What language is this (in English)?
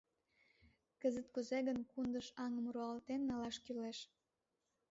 Mari